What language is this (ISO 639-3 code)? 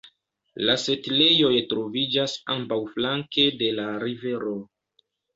epo